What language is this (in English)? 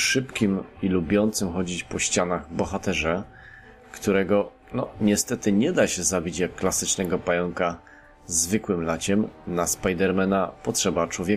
Polish